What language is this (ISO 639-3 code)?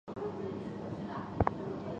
zho